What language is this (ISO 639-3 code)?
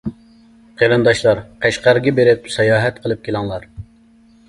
uig